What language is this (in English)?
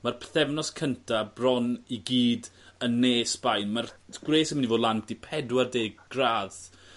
Welsh